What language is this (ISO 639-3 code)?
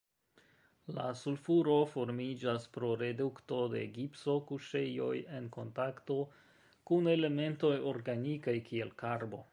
epo